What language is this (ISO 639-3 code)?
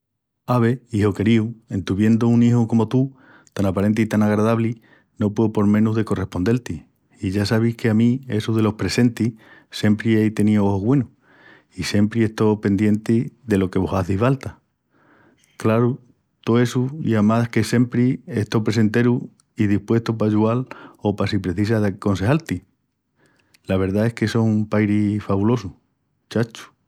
ext